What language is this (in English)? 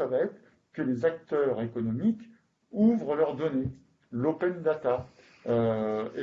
French